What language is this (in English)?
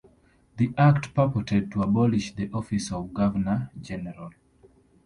English